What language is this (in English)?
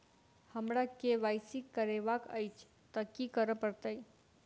Maithili